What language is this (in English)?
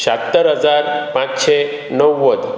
Konkani